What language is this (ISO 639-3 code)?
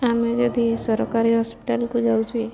ori